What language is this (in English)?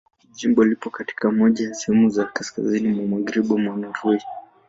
Swahili